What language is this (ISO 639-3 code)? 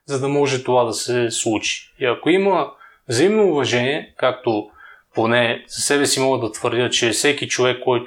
bul